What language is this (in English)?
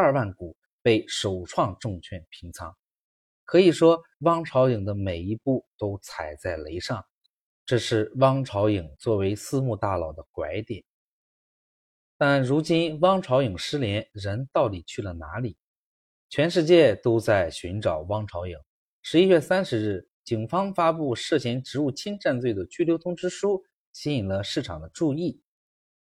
Chinese